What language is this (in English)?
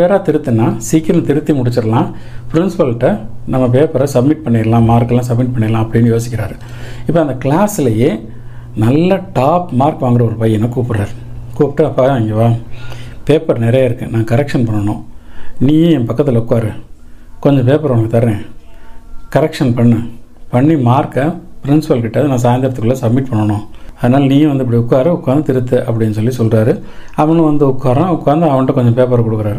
Tamil